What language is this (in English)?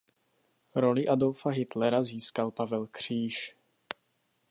Czech